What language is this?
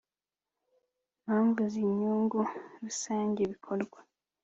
Kinyarwanda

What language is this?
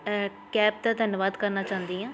Punjabi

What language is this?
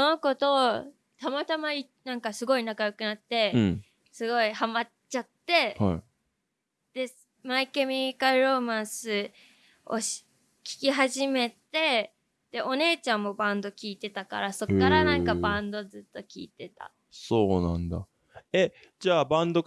Japanese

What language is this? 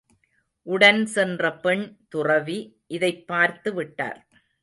Tamil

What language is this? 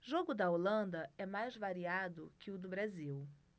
Portuguese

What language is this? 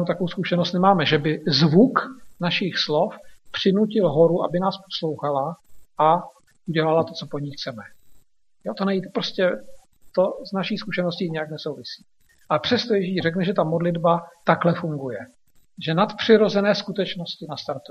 Czech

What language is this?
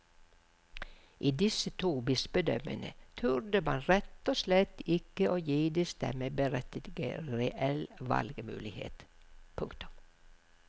Norwegian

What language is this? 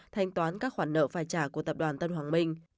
Vietnamese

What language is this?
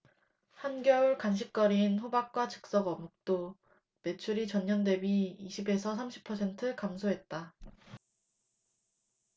Korean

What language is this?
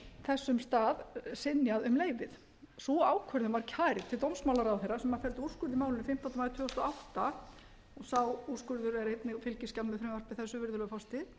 Icelandic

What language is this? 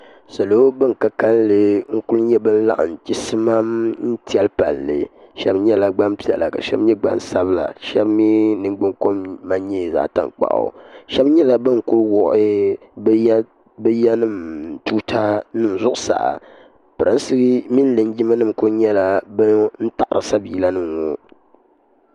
Dagbani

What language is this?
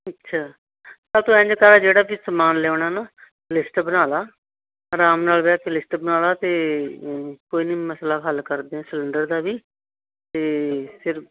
Punjabi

